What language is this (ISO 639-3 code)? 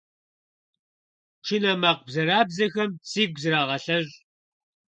kbd